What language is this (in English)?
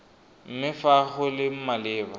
Tswana